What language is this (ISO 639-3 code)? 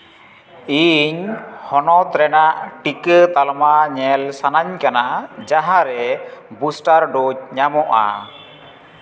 sat